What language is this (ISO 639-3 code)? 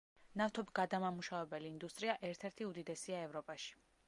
kat